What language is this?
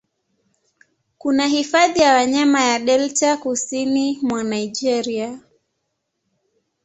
Swahili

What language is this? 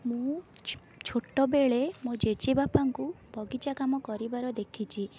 Odia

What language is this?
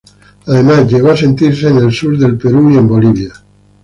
Spanish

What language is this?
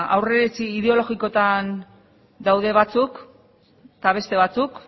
Basque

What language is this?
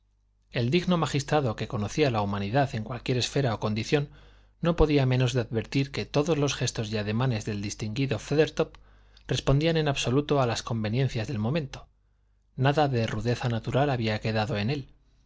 Spanish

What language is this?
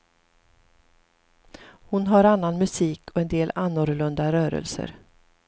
Swedish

